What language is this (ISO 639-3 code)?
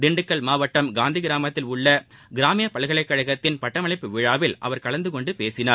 tam